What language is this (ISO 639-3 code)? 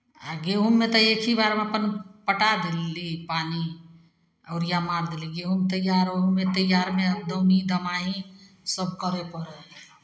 mai